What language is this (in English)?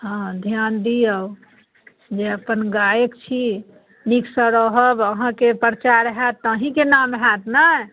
Maithili